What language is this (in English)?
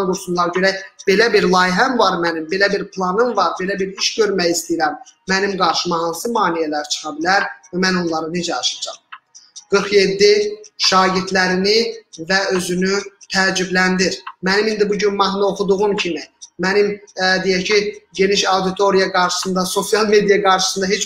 Turkish